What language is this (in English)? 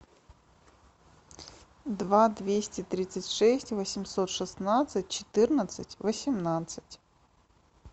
Russian